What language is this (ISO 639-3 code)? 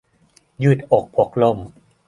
tha